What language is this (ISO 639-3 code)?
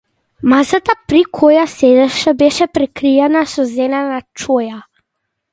mkd